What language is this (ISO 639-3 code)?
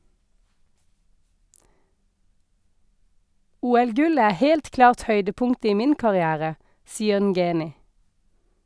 nor